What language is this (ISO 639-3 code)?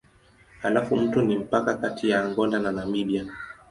swa